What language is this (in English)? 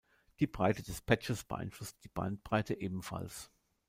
German